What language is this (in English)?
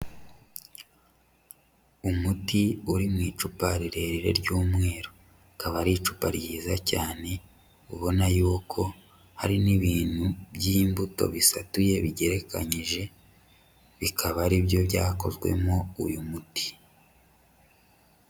Kinyarwanda